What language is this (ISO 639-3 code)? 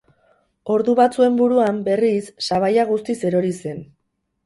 eus